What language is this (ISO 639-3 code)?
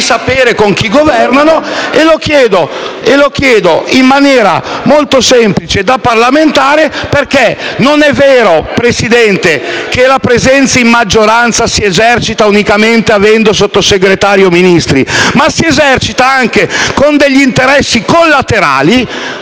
ita